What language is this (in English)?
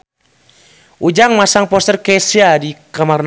Sundanese